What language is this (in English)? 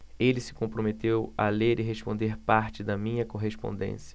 Portuguese